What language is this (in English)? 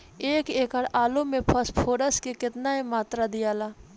Bhojpuri